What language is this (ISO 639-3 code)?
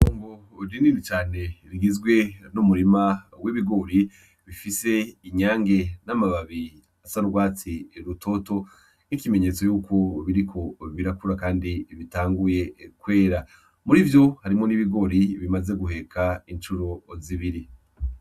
run